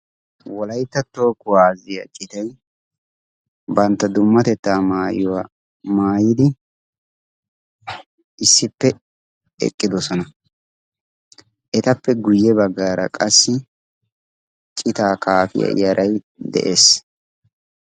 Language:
Wolaytta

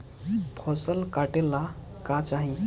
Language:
Bhojpuri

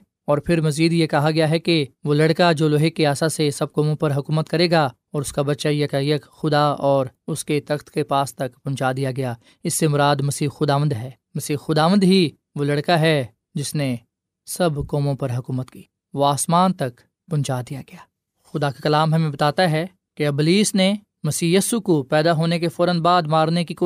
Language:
Urdu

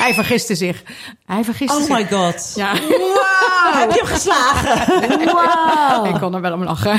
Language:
Dutch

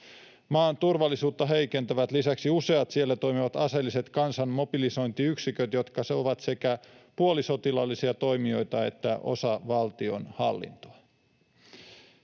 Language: Finnish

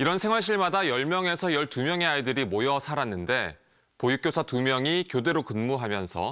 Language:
Korean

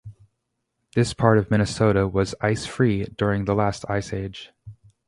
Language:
English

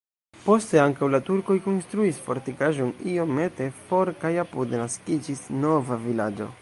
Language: Esperanto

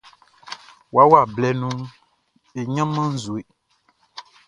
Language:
Baoulé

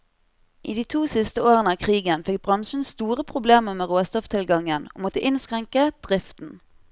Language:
Norwegian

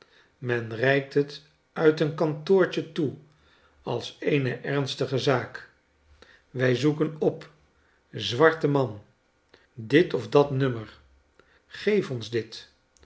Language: Dutch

